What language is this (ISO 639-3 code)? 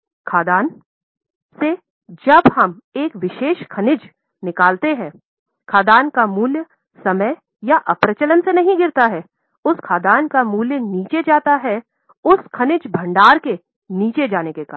hin